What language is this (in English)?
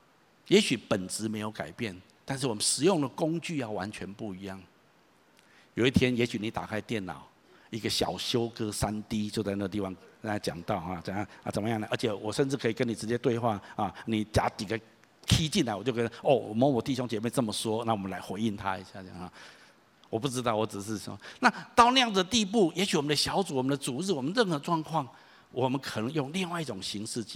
Chinese